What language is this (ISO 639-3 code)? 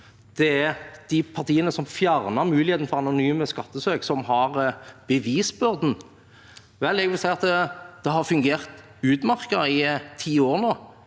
nor